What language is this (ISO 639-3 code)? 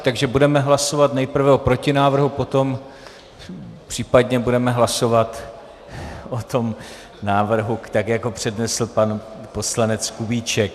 ces